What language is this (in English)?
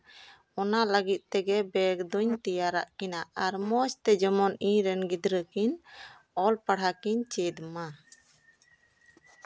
Santali